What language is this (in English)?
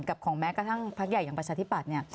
Thai